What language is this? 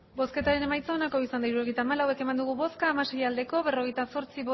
Basque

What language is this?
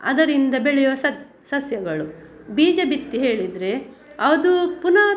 Kannada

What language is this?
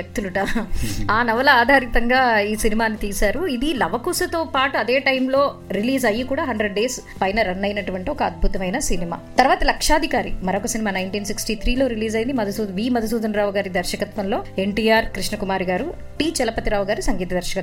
Telugu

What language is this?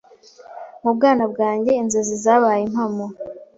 Kinyarwanda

